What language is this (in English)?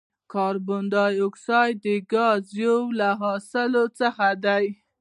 Pashto